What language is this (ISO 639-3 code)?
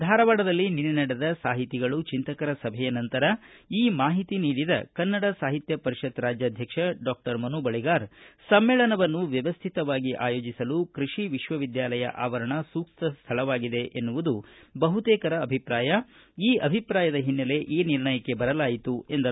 kan